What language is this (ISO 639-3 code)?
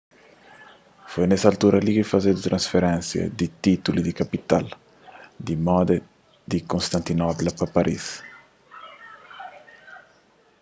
kea